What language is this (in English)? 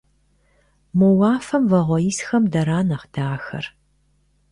Kabardian